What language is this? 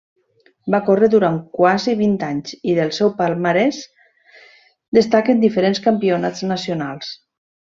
Catalan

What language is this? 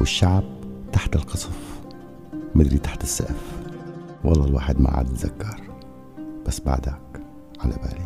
Arabic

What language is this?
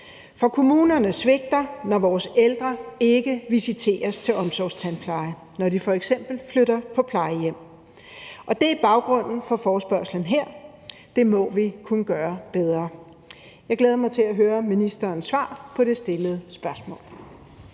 Danish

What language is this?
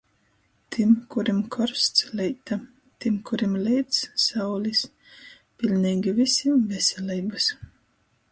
Latgalian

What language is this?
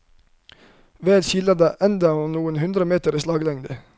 Norwegian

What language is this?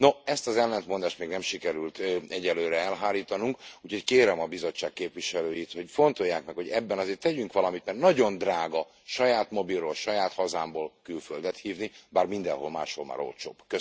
Hungarian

